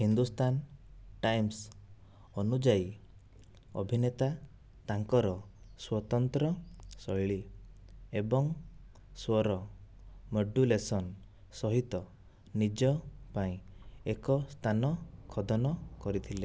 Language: Odia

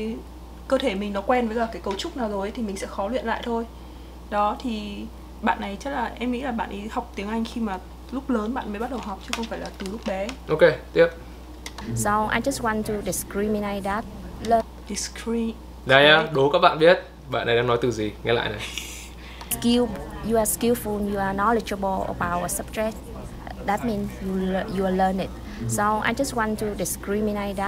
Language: Vietnamese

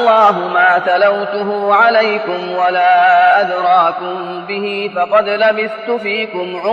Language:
Arabic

